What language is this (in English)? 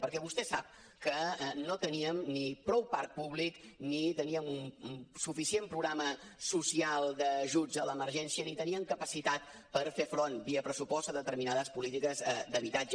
Catalan